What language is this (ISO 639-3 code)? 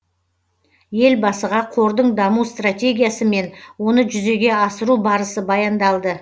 kaz